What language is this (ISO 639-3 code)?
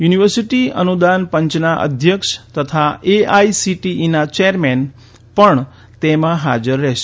guj